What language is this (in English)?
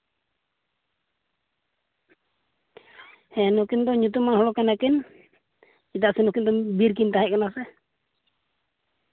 Santali